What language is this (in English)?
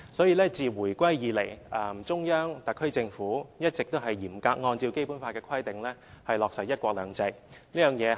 Cantonese